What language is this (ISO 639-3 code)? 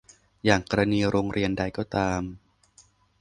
tha